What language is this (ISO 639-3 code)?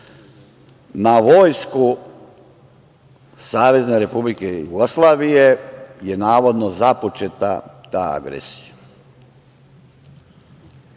srp